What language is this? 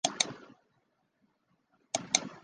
Chinese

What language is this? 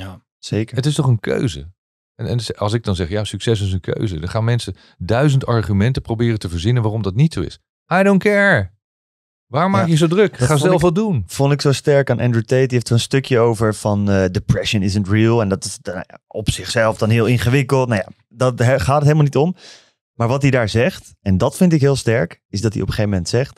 Dutch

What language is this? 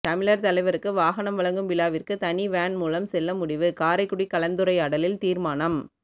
Tamil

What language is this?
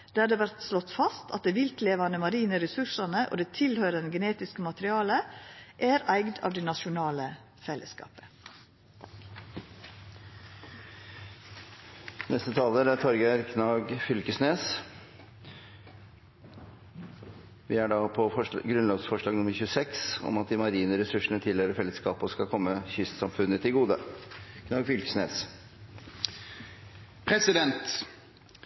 Norwegian Nynorsk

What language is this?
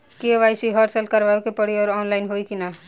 Bhojpuri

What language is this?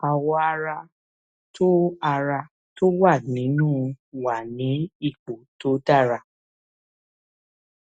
Yoruba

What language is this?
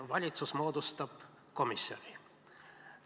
Estonian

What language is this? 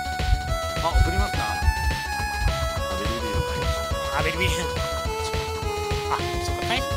Japanese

